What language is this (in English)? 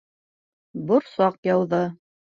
Bashkir